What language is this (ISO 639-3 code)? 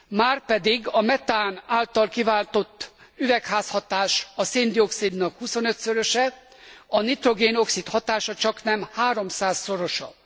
hun